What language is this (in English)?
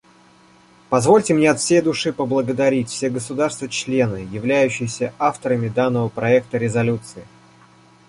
Russian